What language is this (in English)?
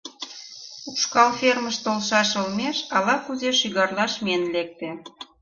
Mari